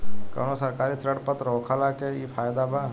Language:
Bhojpuri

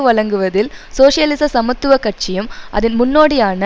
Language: Tamil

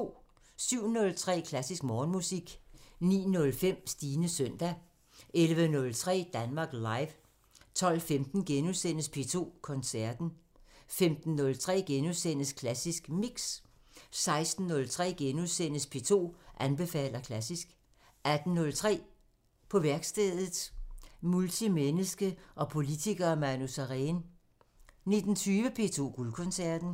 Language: Danish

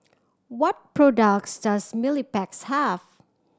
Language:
English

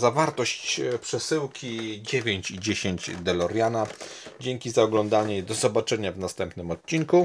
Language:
Polish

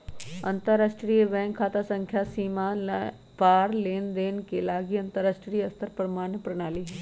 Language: Magahi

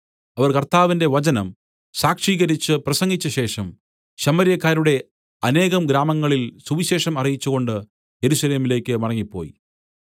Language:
Malayalam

